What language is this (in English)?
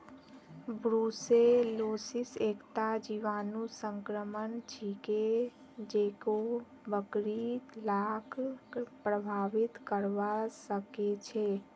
Magahi